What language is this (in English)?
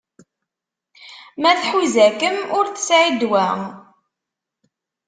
Kabyle